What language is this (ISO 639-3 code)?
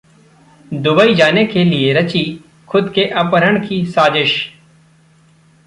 hin